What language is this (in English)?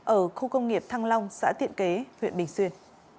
Vietnamese